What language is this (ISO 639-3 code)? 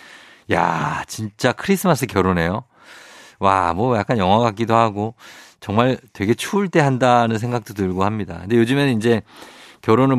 kor